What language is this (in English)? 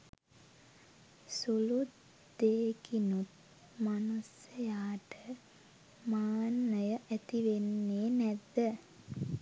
Sinhala